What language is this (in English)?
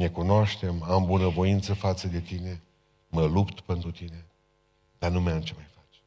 Romanian